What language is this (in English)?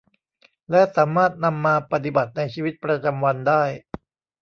Thai